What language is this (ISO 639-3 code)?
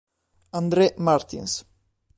ita